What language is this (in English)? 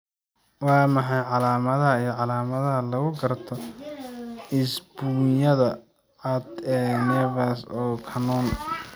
Somali